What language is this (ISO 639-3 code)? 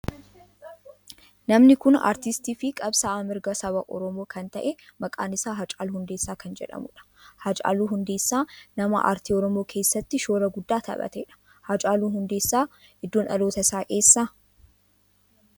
orm